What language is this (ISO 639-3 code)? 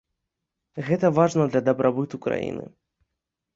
bel